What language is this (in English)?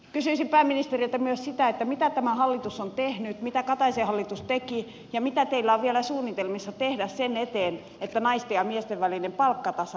Finnish